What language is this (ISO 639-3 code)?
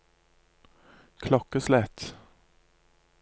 nor